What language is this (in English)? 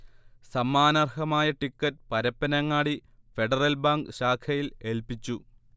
Malayalam